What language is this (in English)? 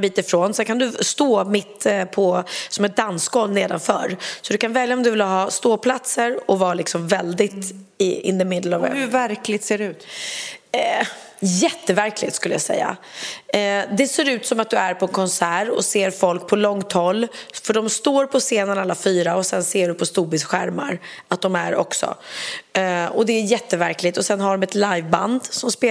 Swedish